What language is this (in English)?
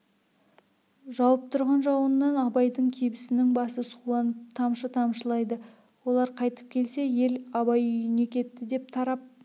Kazakh